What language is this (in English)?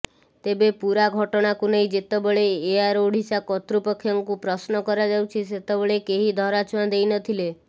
Odia